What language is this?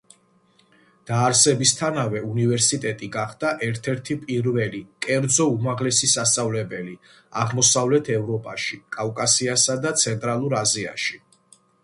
Georgian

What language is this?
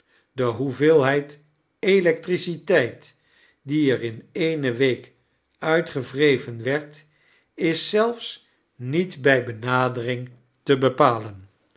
Dutch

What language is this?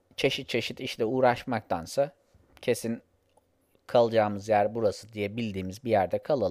Turkish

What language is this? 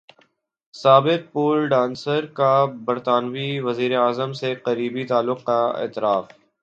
Urdu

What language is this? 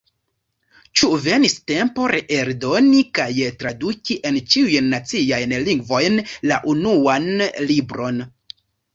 Esperanto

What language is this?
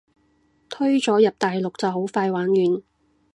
Cantonese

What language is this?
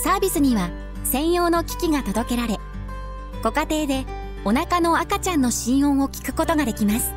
Japanese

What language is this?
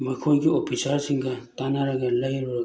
Manipuri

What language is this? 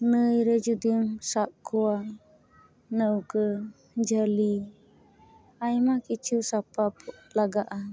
Santali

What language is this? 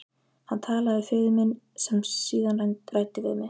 Icelandic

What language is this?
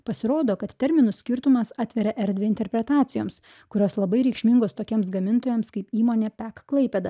Lithuanian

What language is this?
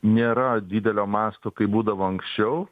Lithuanian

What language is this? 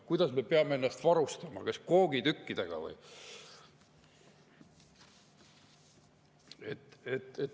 Estonian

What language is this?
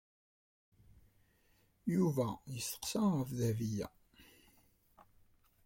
Kabyle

